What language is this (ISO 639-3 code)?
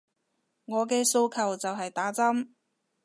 yue